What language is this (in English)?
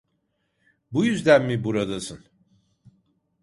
Turkish